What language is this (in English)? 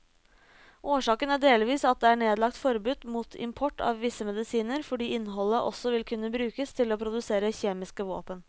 Norwegian